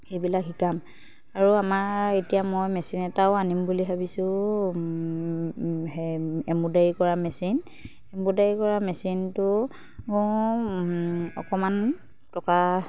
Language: Assamese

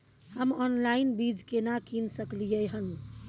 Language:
Maithili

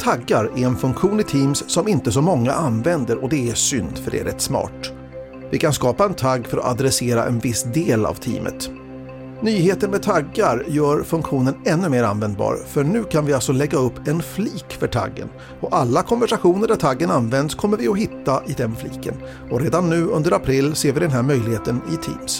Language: Swedish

